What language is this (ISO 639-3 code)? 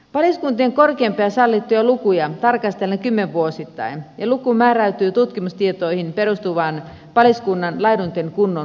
fin